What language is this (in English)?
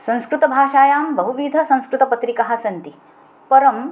Sanskrit